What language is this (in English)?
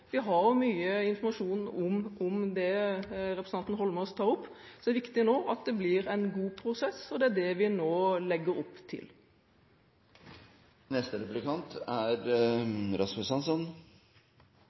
Norwegian Bokmål